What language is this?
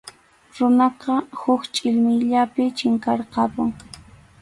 Arequipa-La Unión Quechua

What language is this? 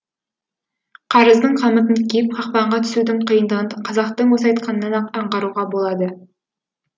Kazakh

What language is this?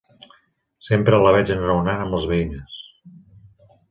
Catalan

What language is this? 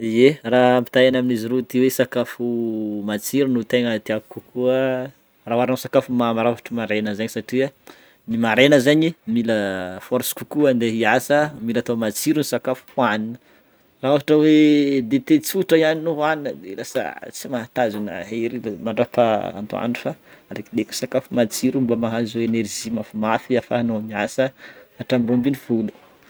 Northern Betsimisaraka Malagasy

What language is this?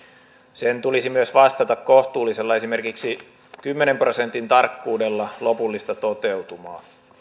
Finnish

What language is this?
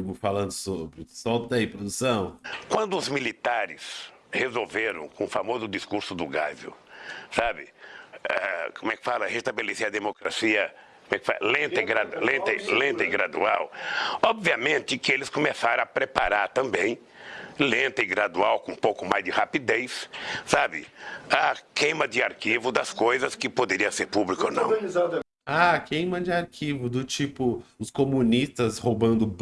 Portuguese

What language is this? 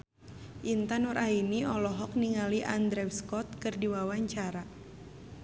Sundanese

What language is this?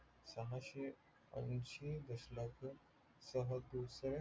Marathi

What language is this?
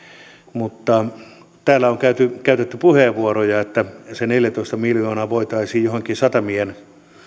Finnish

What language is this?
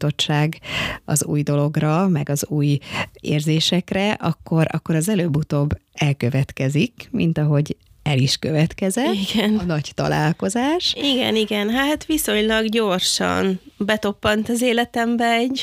Hungarian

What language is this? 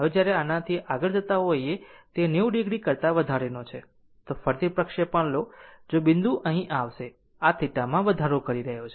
Gujarati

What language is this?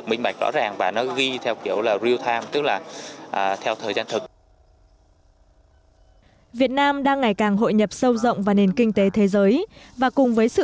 Vietnamese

